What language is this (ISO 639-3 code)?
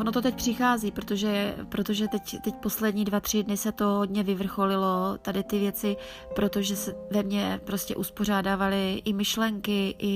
ces